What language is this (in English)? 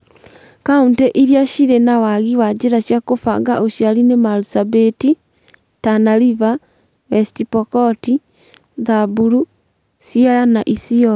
Kikuyu